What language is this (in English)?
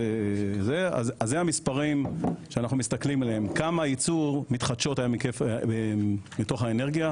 Hebrew